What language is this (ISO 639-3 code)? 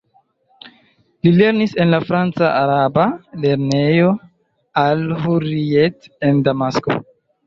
epo